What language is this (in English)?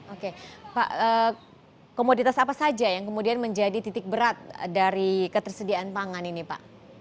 Indonesian